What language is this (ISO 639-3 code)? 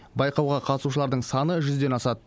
kaz